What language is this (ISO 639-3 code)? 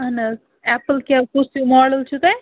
kas